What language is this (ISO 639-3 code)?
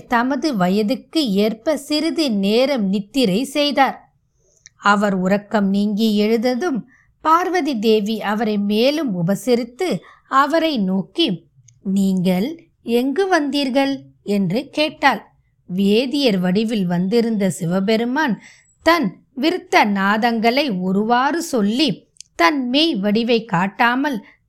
tam